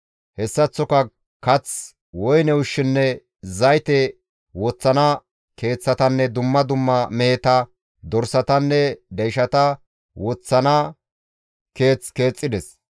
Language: Gamo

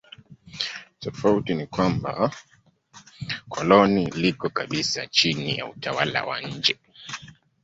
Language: Swahili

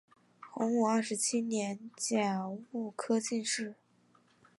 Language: Chinese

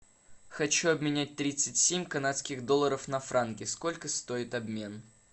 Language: Russian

